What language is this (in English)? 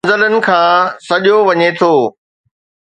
Sindhi